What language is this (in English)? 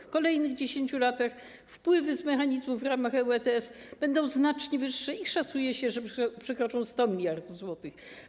Polish